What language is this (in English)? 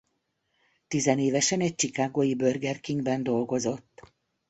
Hungarian